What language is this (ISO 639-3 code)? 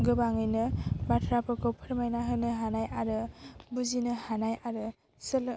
brx